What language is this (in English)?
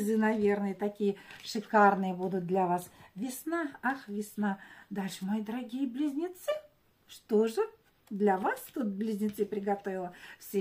Russian